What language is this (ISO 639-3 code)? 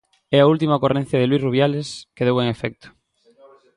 glg